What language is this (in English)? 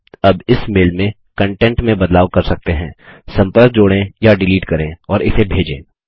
Hindi